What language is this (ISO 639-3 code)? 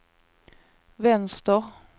swe